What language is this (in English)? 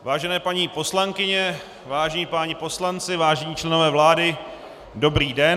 Czech